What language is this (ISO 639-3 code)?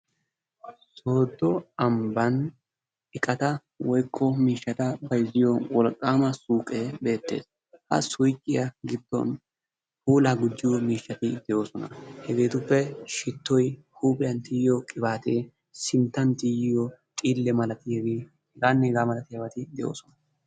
wal